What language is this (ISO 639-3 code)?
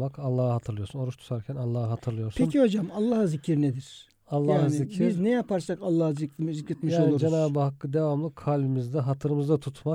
tur